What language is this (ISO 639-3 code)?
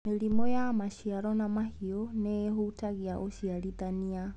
kik